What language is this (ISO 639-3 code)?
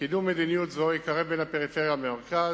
heb